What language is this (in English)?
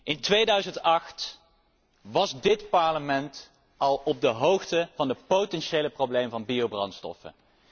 Dutch